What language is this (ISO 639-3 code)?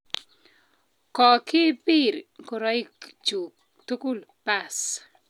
kln